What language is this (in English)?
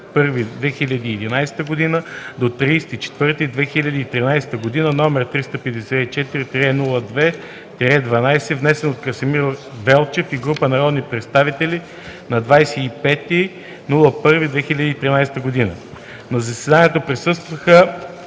Bulgarian